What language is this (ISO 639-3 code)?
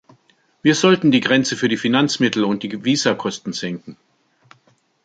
deu